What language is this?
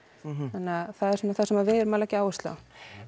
Icelandic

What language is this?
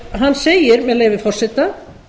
Icelandic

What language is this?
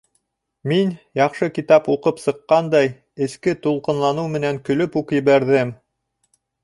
Bashkir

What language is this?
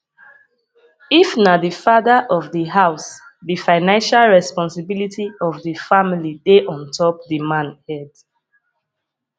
Nigerian Pidgin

